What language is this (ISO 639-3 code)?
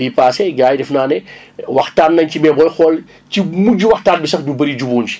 wol